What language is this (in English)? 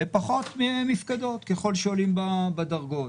Hebrew